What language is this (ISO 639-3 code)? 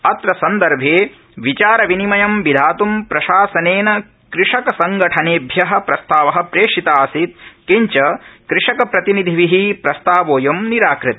san